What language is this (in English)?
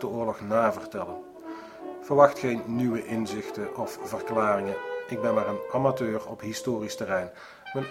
Dutch